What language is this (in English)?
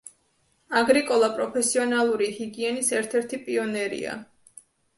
Georgian